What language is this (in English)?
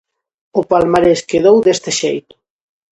Galician